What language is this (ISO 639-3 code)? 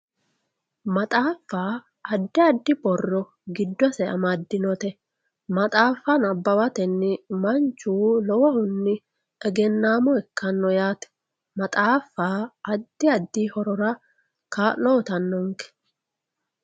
sid